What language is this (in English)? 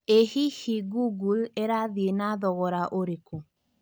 Kikuyu